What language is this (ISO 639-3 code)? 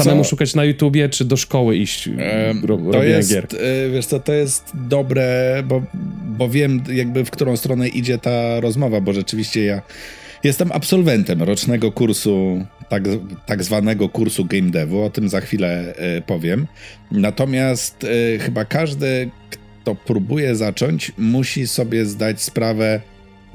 pol